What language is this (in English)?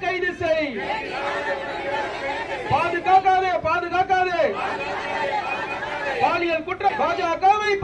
Hindi